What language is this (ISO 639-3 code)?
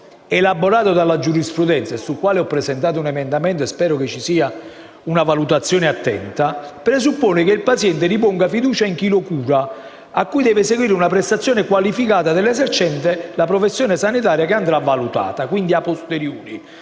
ita